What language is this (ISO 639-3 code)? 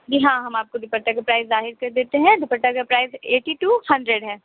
urd